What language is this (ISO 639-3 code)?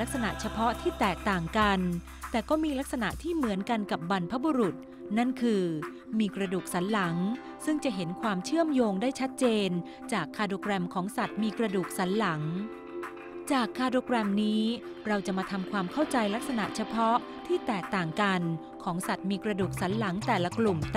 tha